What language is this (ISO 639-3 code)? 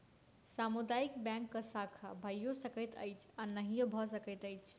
mai